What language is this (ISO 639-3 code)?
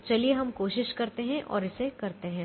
hin